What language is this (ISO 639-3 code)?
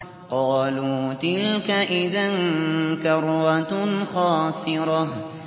ara